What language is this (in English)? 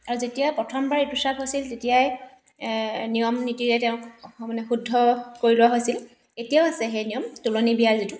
Assamese